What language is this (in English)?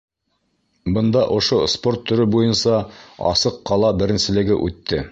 Bashkir